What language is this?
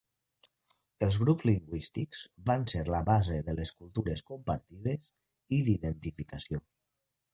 Catalan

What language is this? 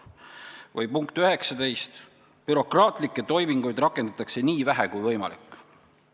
Estonian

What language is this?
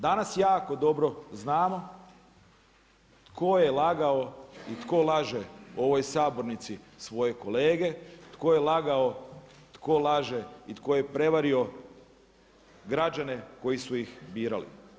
Croatian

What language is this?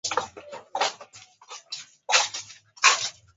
Swahili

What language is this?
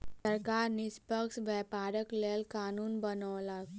Maithili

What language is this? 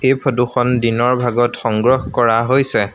Assamese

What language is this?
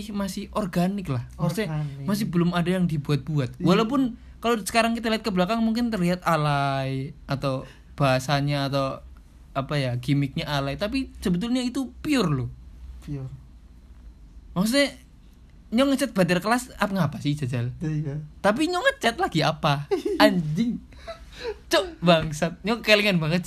Indonesian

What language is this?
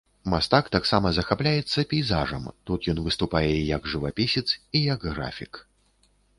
Belarusian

